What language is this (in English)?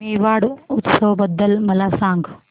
Marathi